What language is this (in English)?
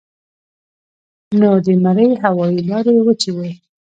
Pashto